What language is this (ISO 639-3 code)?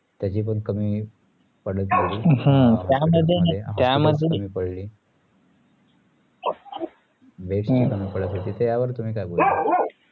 mar